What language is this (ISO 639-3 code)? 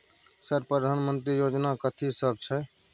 mai